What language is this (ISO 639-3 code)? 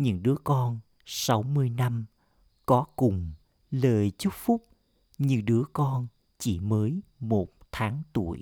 vie